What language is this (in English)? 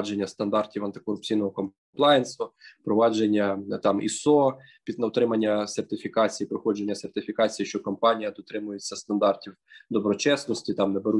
Ukrainian